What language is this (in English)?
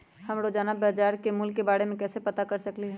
Magahi